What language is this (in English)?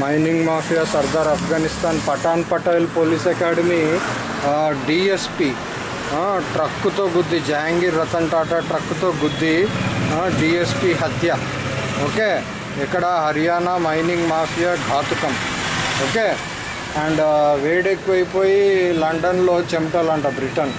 Telugu